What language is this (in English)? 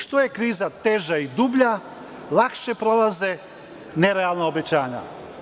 Serbian